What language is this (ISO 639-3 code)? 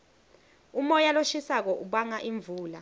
ssw